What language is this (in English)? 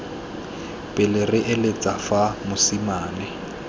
Tswana